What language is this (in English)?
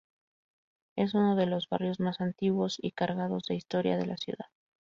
Spanish